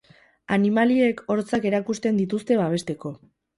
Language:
Basque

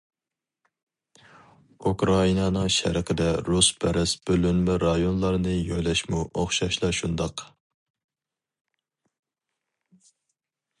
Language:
Uyghur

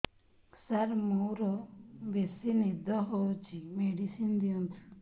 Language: Odia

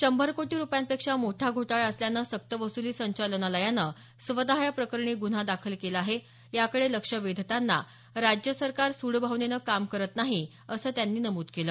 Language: Marathi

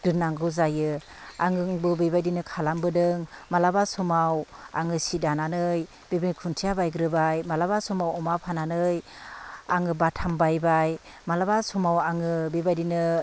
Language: Bodo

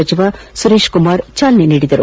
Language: Kannada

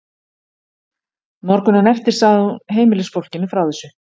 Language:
Icelandic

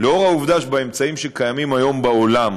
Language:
Hebrew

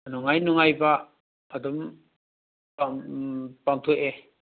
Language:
Manipuri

